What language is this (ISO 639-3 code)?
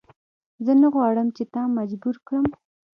pus